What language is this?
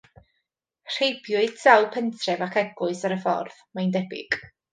Welsh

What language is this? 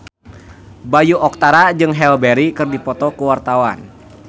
Sundanese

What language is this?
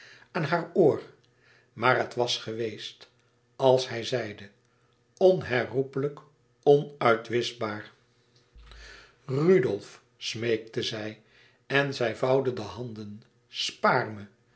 Dutch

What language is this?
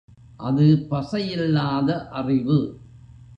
Tamil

